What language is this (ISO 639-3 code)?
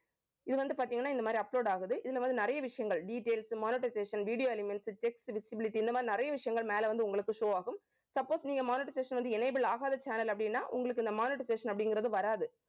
tam